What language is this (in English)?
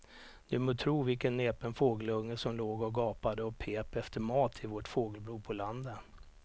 Swedish